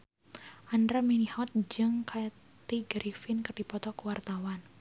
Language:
Sundanese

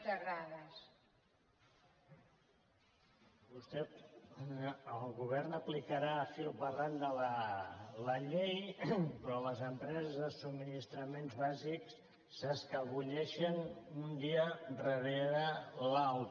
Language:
Catalan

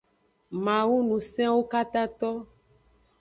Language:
Aja (Benin)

